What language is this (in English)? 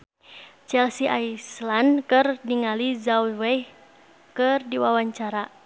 Sundanese